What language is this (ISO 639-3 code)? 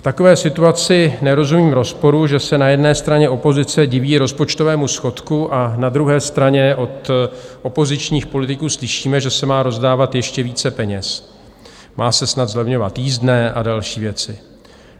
ces